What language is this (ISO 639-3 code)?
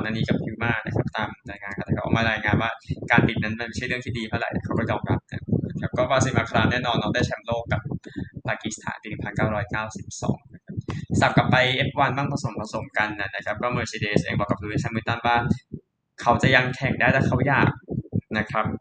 tha